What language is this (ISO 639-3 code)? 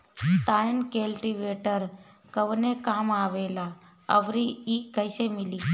bho